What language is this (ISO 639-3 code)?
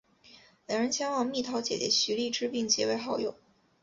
zho